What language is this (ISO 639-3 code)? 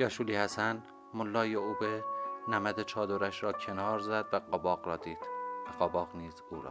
fas